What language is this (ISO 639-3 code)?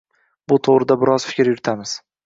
uzb